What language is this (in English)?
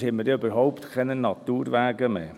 Swiss German